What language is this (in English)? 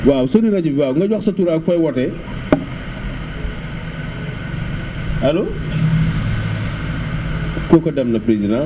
Wolof